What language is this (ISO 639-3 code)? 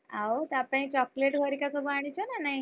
ori